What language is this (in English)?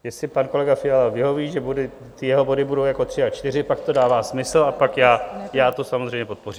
Czech